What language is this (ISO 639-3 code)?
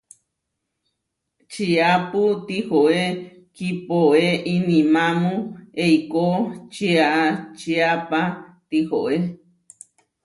var